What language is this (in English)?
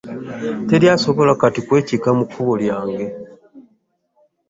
Ganda